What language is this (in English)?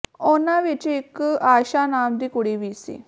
Punjabi